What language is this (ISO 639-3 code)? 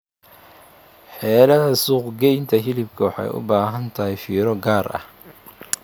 som